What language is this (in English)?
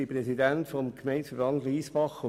Swiss German